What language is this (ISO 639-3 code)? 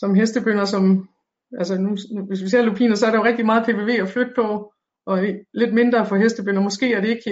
dan